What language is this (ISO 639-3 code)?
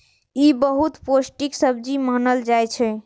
mai